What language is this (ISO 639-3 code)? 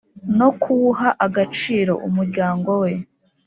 kin